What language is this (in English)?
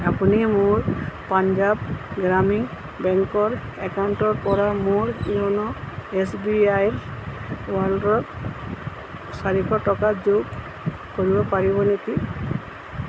Assamese